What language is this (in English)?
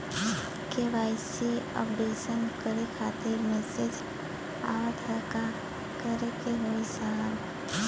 Bhojpuri